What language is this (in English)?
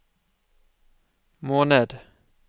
Norwegian